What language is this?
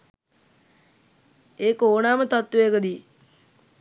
Sinhala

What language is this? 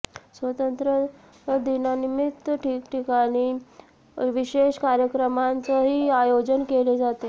Marathi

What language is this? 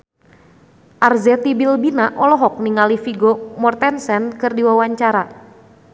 Sundanese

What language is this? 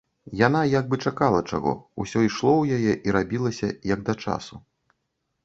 Belarusian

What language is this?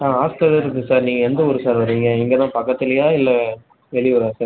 Tamil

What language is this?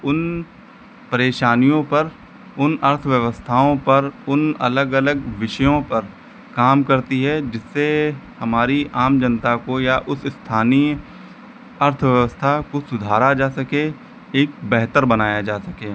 Hindi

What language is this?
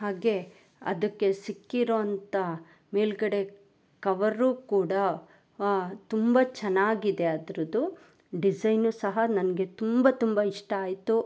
Kannada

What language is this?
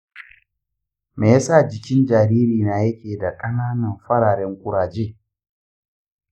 Hausa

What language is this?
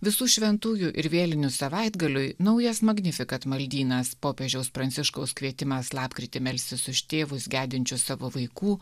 Lithuanian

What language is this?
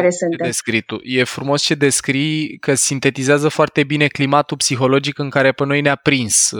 Romanian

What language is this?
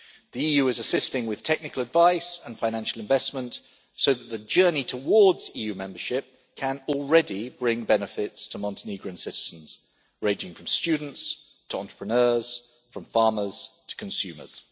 English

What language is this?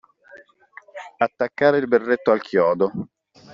Italian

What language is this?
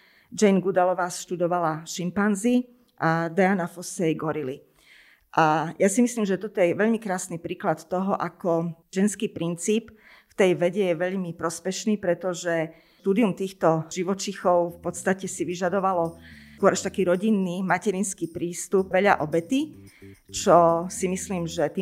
Slovak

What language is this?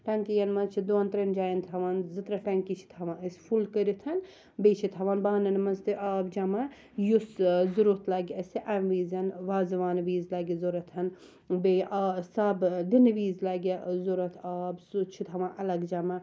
Kashmiri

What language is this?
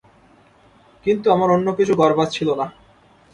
Bangla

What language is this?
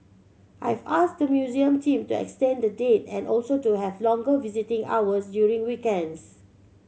English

